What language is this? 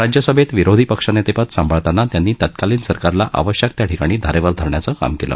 Marathi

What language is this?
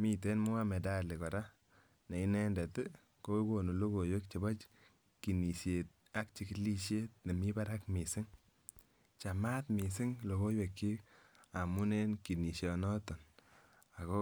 Kalenjin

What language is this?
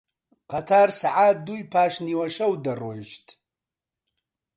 Central Kurdish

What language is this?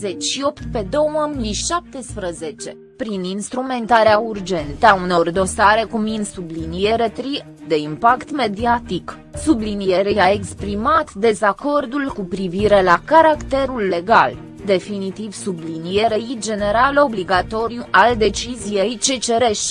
Romanian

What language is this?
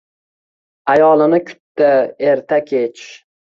Uzbek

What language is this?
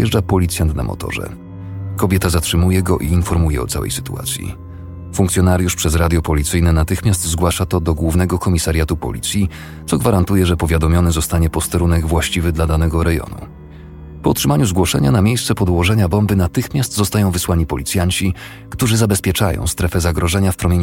Polish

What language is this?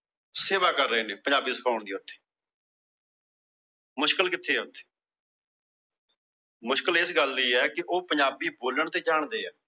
Punjabi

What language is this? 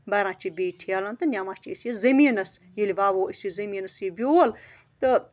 Kashmiri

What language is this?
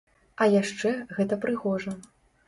Belarusian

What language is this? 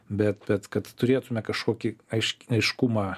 Lithuanian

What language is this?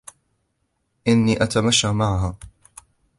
Arabic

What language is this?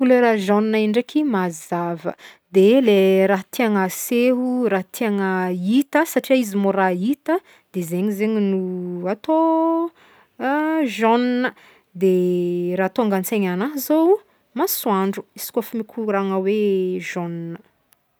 Northern Betsimisaraka Malagasy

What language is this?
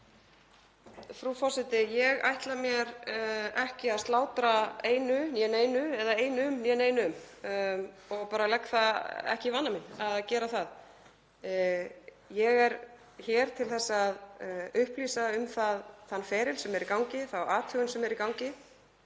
Icelandic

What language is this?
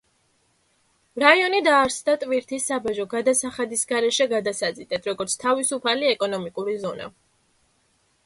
Georgian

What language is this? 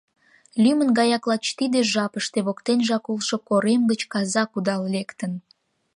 Mari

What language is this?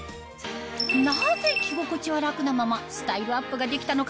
Japanese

